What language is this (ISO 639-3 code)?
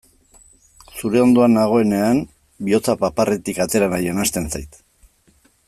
eus